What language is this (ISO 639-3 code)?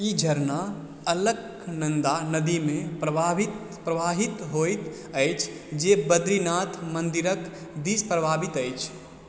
mai